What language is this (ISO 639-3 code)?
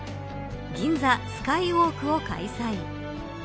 jpn